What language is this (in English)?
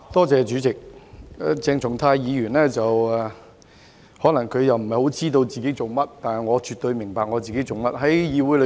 Cantonese